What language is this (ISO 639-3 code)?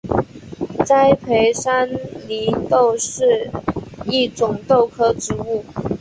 zho